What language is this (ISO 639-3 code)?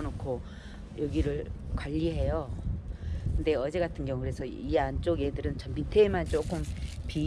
kor